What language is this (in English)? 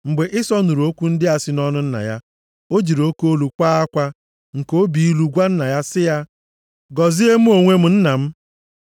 Igbo